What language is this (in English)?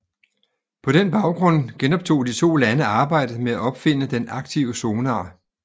Danish